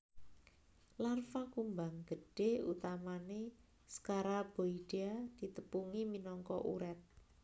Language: Javanese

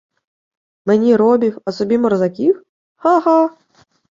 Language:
Ukrainian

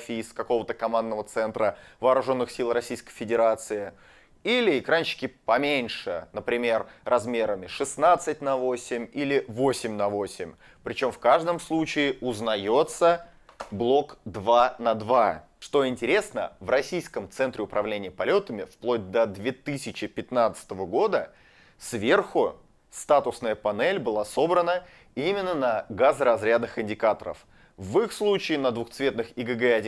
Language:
Russian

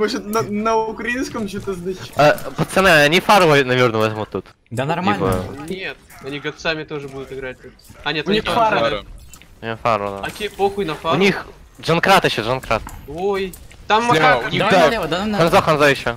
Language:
Russian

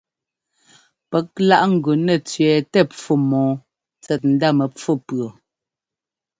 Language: Ngomba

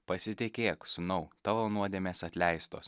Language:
Lithuanian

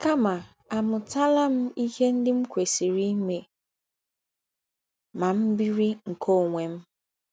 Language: Igbo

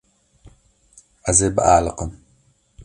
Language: Kurdish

